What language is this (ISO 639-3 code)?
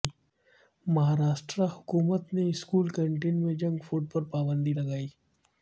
urd